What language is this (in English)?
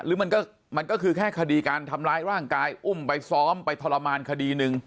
Thai